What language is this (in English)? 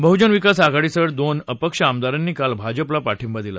Marathi